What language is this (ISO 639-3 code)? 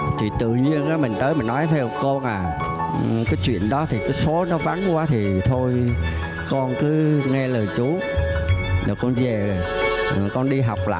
vie